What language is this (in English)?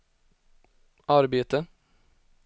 Swedish